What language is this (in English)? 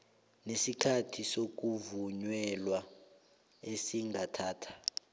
South Ndebele